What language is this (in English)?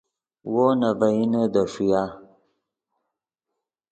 Yidgha